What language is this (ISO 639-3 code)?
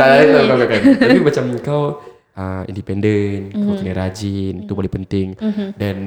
msa